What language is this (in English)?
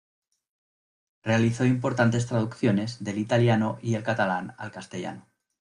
Spanish